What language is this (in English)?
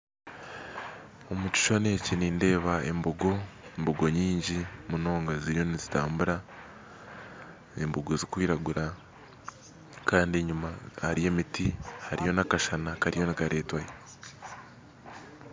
Nyankole